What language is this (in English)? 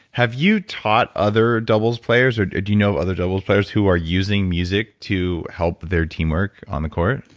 English